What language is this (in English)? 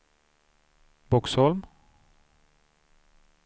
Swedish